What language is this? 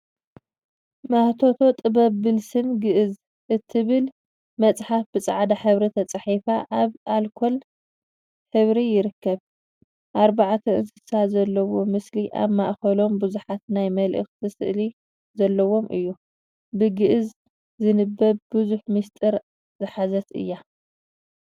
Tigrinya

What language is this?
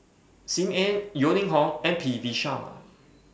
English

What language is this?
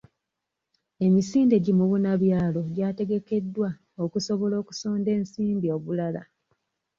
Ganda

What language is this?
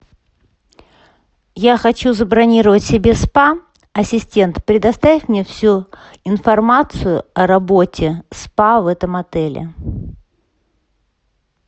Russian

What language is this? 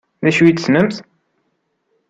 Kabyle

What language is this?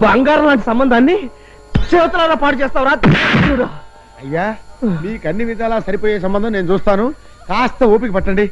Telugu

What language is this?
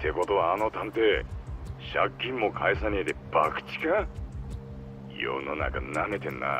Japanese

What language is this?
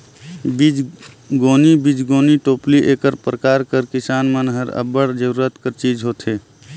Chhattisgarhi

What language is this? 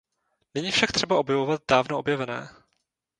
Czech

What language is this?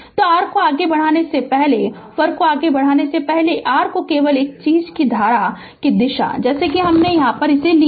Hindi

